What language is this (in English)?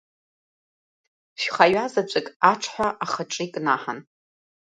Abkhazian